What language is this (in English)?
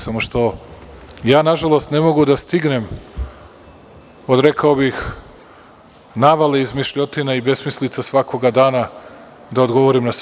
Serbian